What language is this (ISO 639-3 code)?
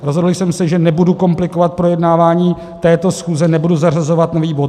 ces